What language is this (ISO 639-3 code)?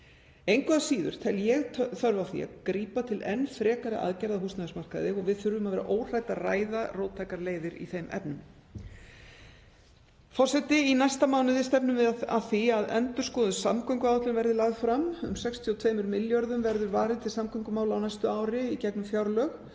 isl